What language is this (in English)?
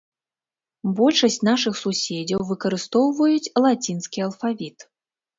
Belarusian